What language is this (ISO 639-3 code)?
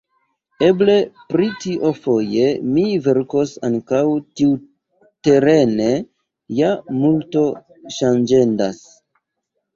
epo